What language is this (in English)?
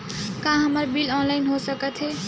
Chhattisgarhi